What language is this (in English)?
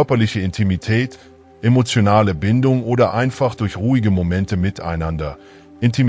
German